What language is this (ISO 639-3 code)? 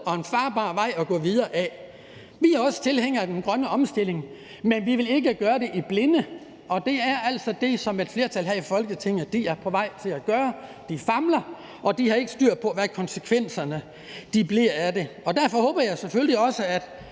dan